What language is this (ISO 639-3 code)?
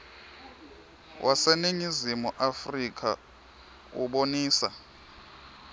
ssw